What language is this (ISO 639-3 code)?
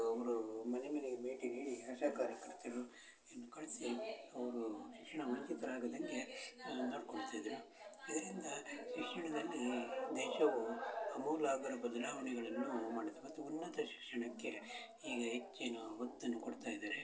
kan